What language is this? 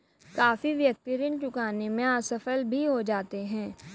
Hindi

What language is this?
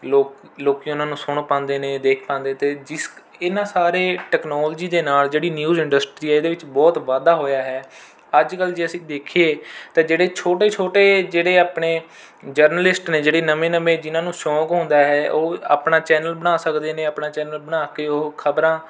Punjabi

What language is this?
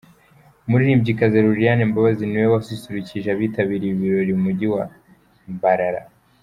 Kinyarwanda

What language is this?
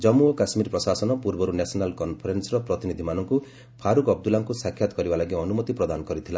Odia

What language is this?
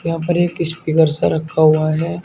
Hindi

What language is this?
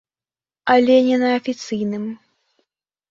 Belarusian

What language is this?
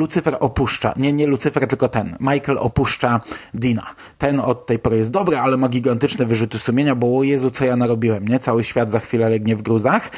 Polish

